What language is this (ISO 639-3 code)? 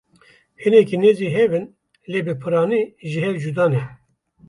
kur